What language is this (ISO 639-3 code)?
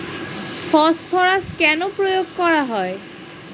ben